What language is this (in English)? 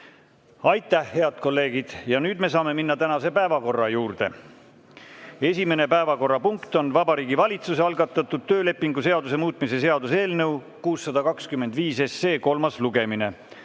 Estonian